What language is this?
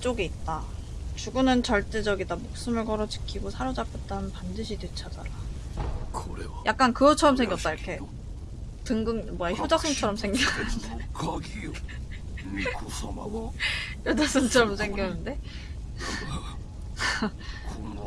Korean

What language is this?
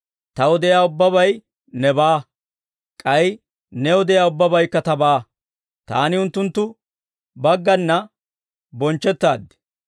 Dawro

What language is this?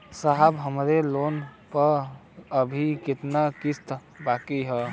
Bhojpuri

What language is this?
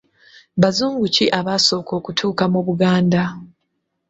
Ganda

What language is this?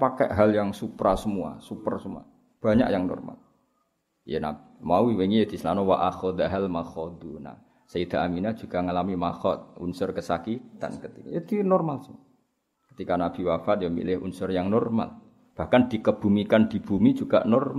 Malay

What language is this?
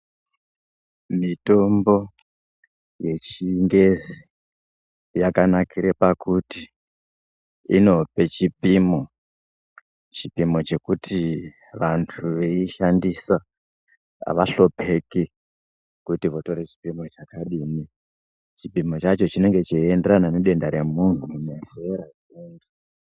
Ndau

